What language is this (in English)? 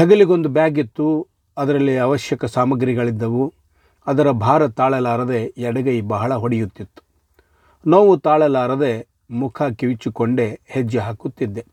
Kannada